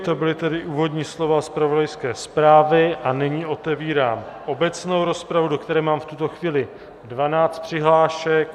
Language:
Czech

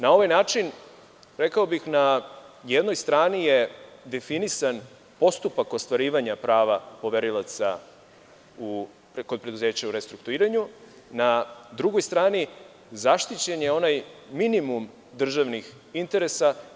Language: Serbian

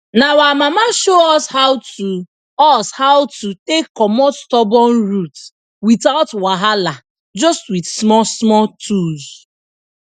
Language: Nigerian Pidgin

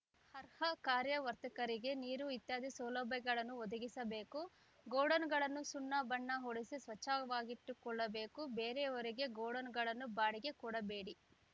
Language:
Kannada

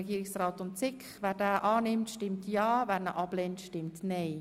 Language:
Swiss German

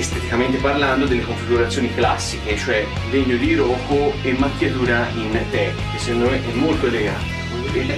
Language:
Italian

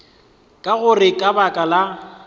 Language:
Northern Sotho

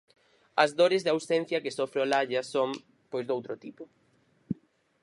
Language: Galician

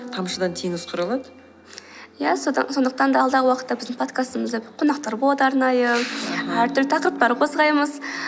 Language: Kazakh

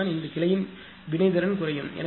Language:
Tamil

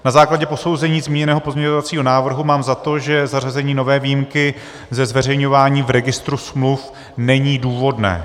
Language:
Czech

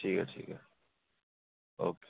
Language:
Dogri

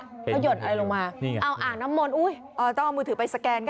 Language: Thai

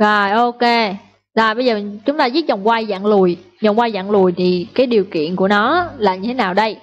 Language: Vietnamese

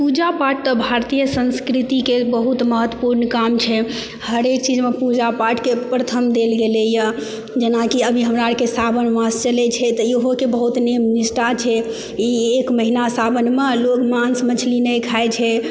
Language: Maithili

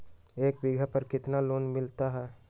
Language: Magahi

